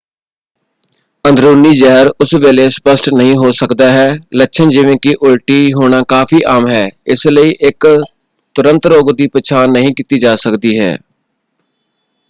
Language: Punjabi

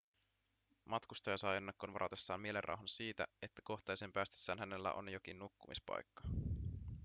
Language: Finnish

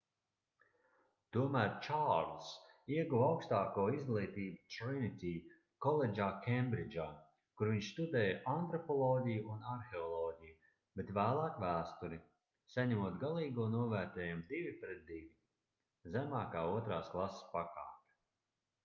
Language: Latvian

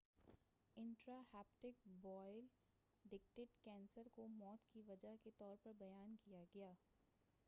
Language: Urdu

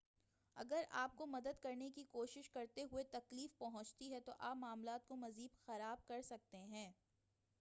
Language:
Urdu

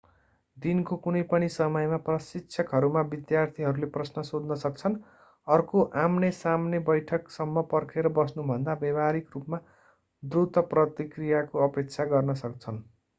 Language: Nepali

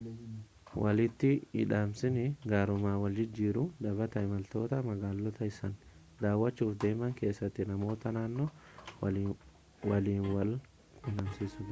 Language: Oromo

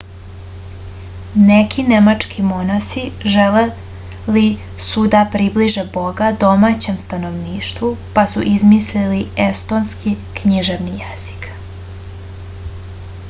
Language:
Serbian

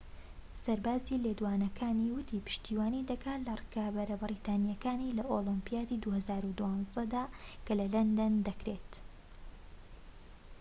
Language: Central Kurdish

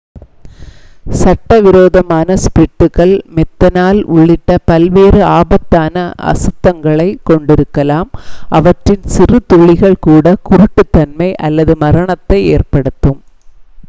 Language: Tamil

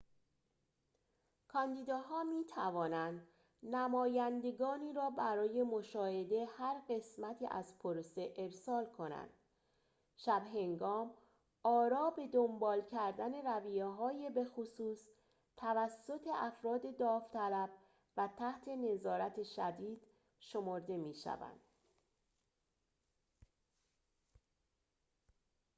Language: Persian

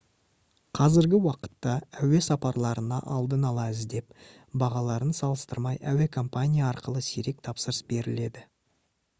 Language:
Kazakh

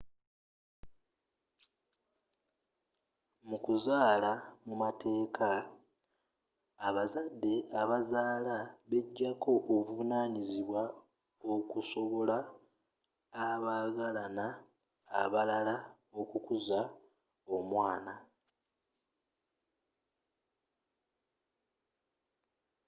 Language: Ganda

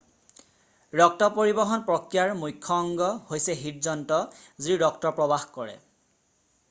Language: Assamese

